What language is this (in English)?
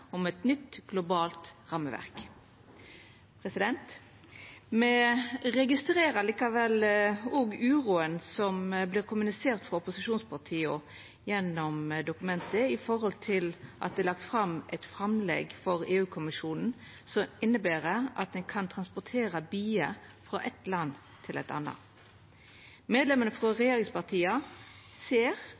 Norwegian Nynorsk